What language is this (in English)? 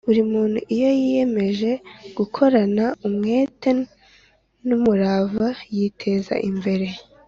Kinyarwanda